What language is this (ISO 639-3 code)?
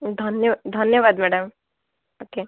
ori